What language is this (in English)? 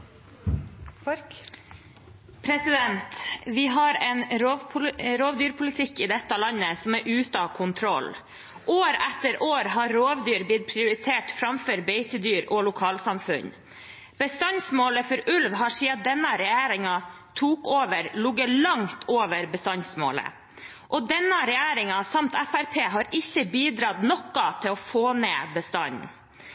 Norwegian